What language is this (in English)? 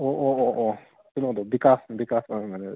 Manipuri